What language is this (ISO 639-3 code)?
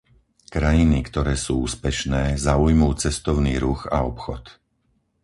slk